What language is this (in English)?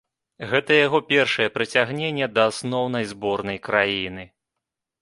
Belarusian